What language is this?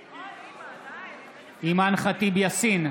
Hebrew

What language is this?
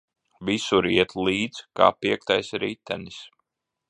Latvian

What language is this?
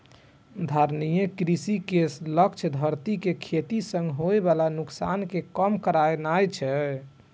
Maithili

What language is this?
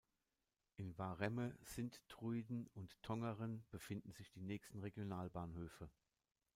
German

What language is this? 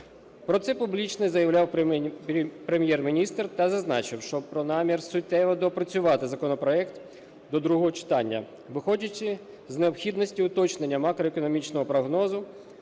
Ukrainian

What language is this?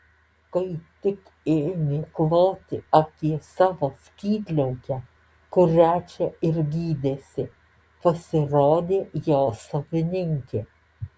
Lithuanian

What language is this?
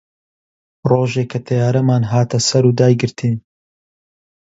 Central Kurdish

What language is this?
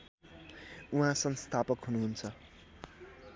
Nepali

